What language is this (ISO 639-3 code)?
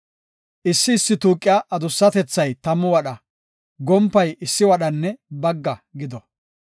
gof